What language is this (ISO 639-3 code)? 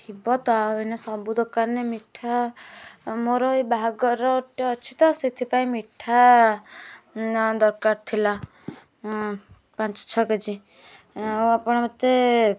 ori